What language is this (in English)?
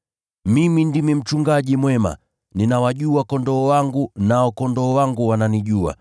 Swahili